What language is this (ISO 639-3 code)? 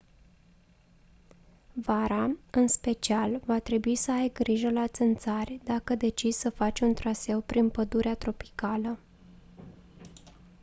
ron